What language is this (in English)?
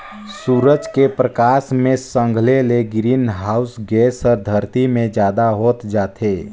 Chhattisgarhi